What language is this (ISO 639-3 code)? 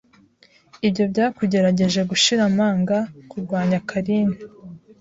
kin